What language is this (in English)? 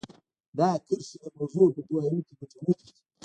Pashto